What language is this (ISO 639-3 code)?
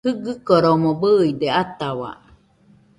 hux